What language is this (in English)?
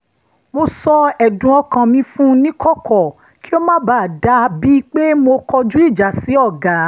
Yoruba